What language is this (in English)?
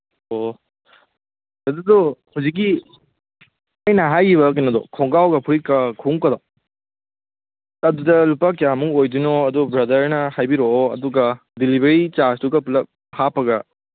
Manipuri